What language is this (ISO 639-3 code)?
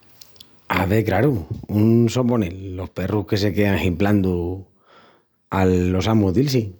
ext